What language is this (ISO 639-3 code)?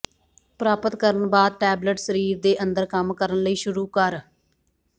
pan